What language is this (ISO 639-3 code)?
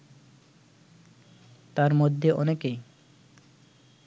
ben